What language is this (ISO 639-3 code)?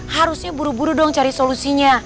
ind